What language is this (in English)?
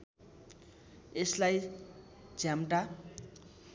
Nepali